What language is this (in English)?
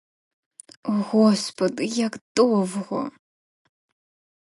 Ukrainian